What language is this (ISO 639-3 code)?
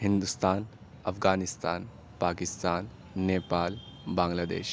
urd